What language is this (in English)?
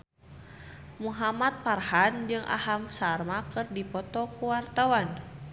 Sundanese